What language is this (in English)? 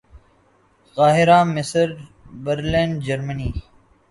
Urdu